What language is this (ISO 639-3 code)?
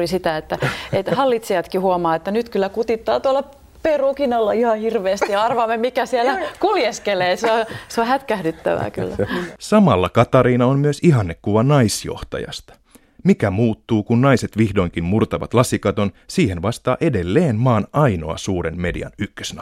fin